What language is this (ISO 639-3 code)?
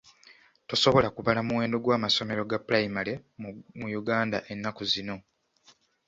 lug